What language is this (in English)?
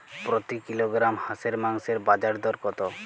Bangla